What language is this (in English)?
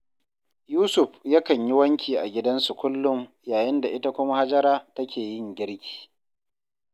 Hausa